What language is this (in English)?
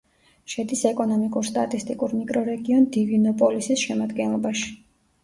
Georgian